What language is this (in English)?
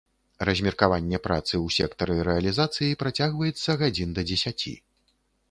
Belarusian